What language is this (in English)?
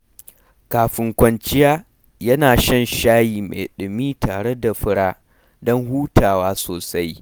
Hausa